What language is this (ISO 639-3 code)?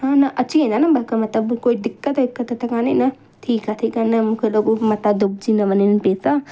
snd